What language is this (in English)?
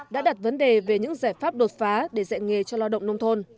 Vietnamese